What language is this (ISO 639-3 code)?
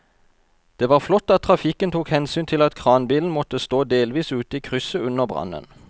nor